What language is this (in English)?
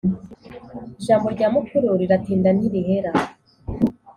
Kinyarwanda